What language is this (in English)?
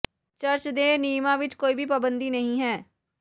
Punjabi